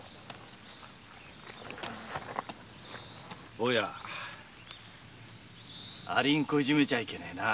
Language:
Japanese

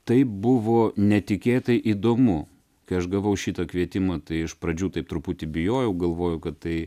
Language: Lithuanian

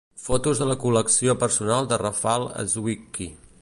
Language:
Catalan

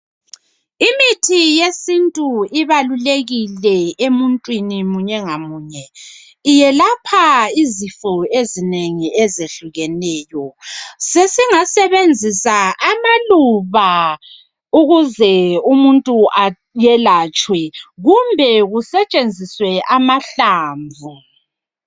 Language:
North Ndebele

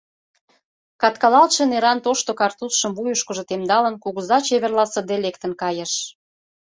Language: Mari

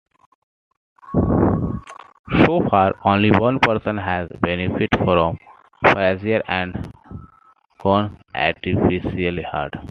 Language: English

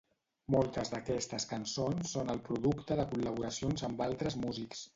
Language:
Catalan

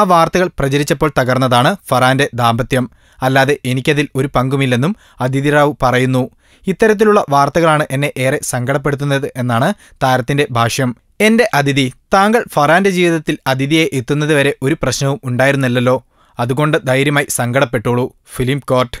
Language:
Romanian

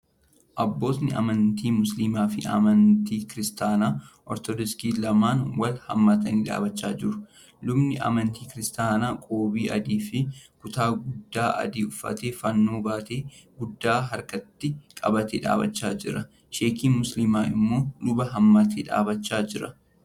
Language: Oromo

